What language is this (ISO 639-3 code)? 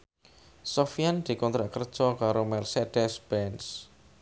jav